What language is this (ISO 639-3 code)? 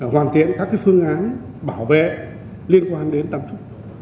vie